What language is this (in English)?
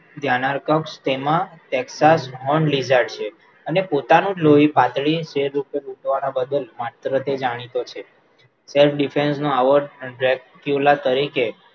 Gujarati